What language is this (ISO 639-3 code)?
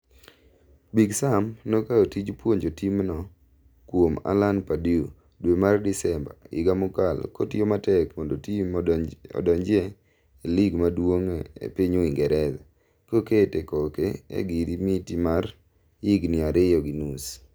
luo